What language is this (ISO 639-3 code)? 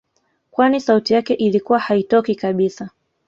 swa